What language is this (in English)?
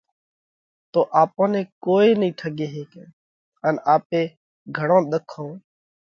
Parkari Koli